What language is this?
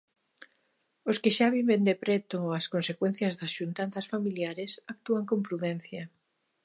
Galician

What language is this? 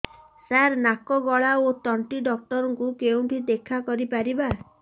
Odia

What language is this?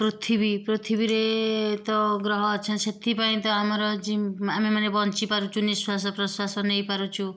Odia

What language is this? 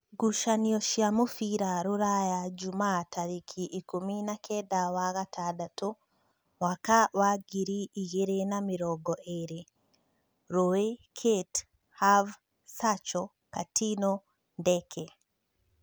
Kikuyu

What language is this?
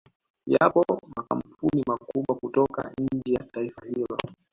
Swahili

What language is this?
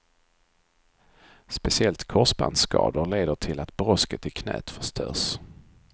Swedish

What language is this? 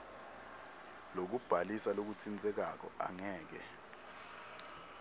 Swati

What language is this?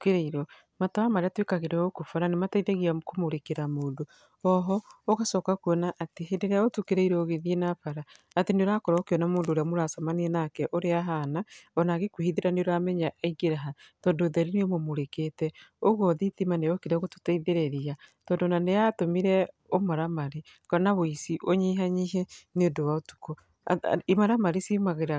Kikuyu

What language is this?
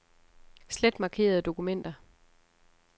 Danish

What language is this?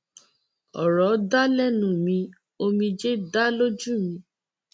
Yoruba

